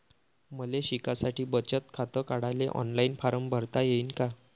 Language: Marathi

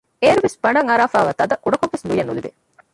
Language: Divehi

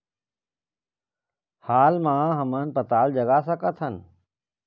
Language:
Chhattisgarhi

